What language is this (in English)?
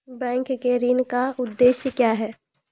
Maithili